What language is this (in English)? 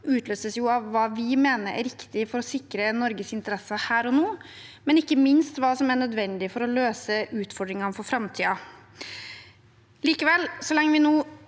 Norwegian